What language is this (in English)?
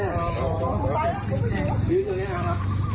Thai